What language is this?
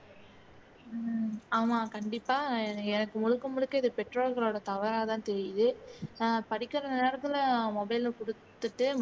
Tamil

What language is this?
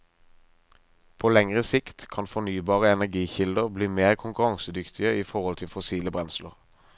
Norwegian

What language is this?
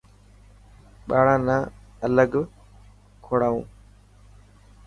Dhatki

